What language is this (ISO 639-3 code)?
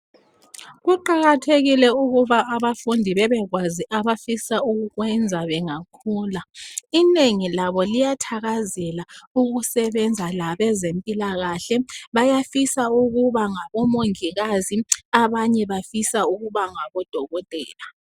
nde